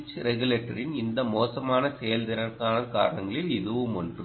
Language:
Tamil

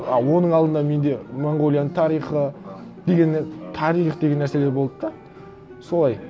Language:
Kazakh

